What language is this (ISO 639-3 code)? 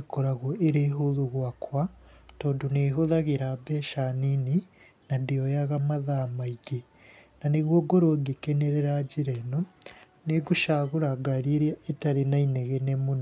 kik